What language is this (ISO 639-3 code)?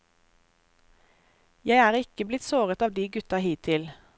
nor